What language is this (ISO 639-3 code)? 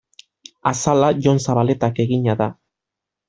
eus